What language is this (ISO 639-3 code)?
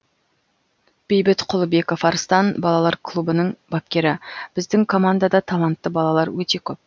kaz